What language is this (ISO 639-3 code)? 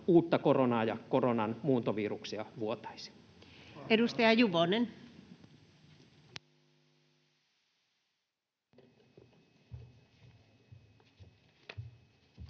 fin